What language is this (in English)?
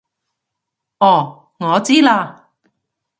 Cantonese